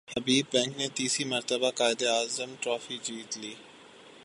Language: Urdu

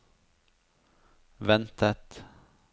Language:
Norwegian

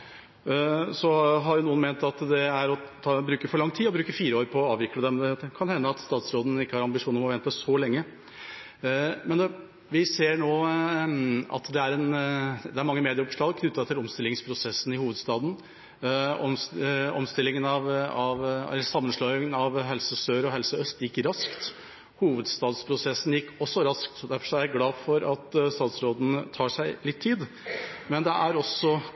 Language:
Norwegian Bokmål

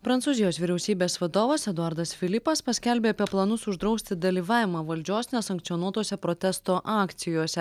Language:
Lithuanian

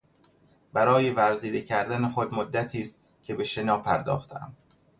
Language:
Persian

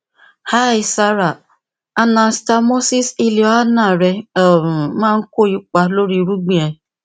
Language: Yoruba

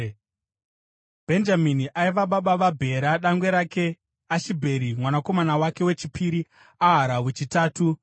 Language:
Shona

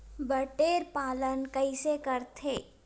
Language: Chhattisgarhi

